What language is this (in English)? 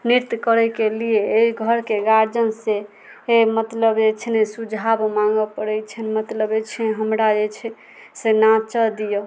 Maithili